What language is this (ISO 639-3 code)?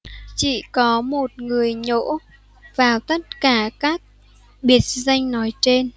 vie